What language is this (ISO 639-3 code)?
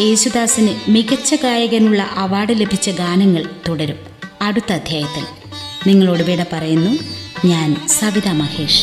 mal